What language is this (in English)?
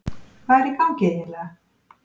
Icelandic